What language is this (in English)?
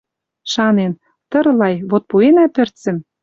Western Mari